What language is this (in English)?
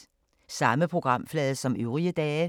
Danish